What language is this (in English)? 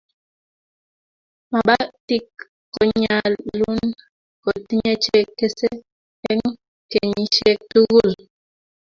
Kalenjin